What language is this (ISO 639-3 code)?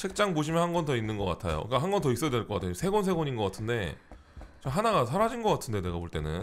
kor